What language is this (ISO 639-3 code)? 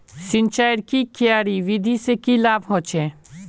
mag